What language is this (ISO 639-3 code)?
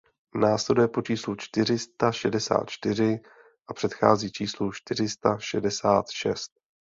ces